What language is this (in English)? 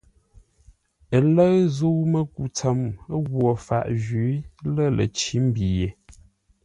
Ngombale